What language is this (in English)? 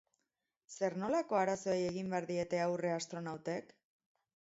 Basque